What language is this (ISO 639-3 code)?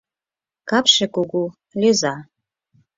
chm